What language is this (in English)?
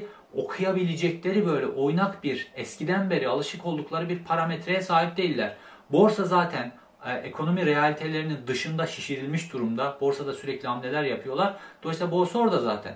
Turkish